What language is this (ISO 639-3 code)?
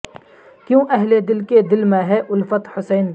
urd